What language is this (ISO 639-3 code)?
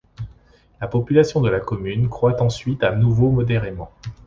fra